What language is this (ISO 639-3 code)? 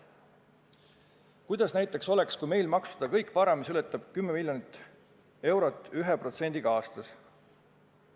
est